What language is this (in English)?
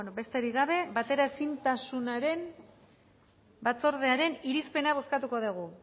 Basque